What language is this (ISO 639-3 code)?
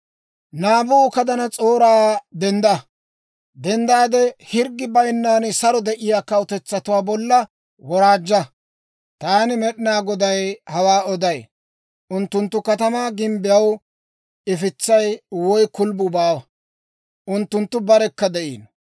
dwr